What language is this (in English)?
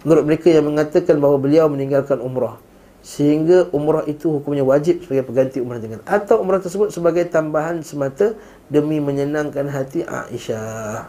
Malay